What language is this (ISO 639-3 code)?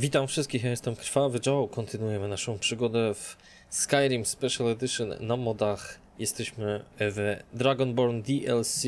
pol